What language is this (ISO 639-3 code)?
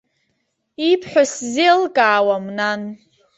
abk